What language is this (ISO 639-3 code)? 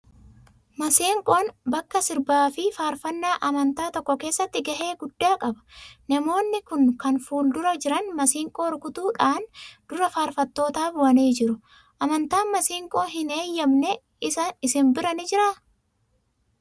orm